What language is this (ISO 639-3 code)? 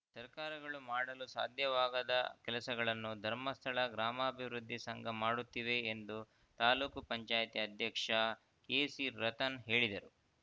kan